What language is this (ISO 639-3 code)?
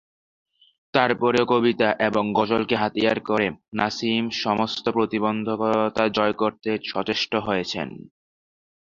ben